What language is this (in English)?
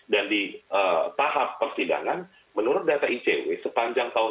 Indonesian